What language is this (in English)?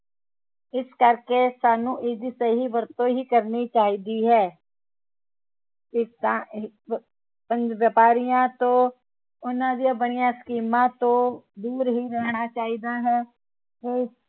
Punjabi